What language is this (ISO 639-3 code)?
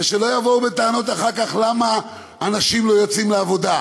heb